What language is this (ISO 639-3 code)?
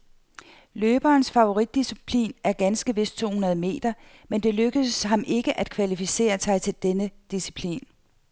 dan